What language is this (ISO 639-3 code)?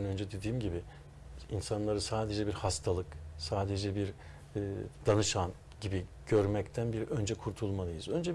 tur